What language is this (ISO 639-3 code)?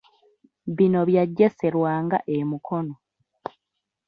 lug